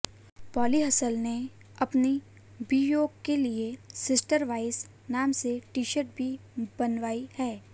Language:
Hindi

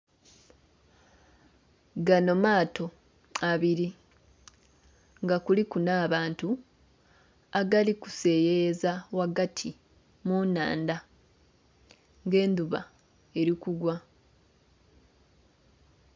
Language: Soga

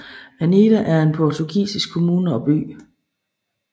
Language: Danish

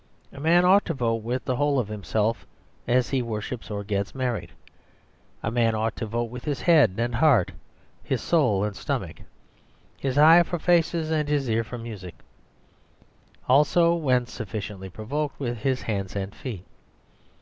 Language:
English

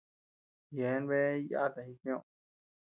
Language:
Tepeuxila Cuicatec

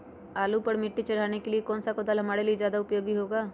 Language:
Magahi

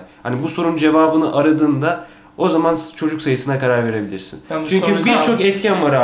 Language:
Turkish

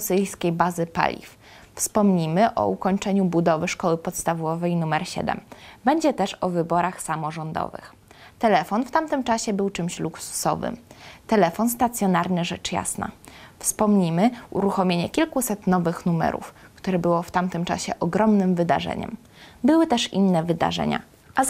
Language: Polish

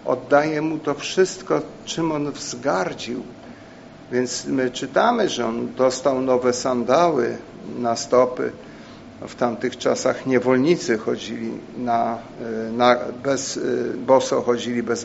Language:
Polish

